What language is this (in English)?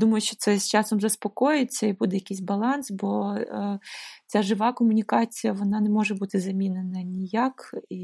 Ukrainian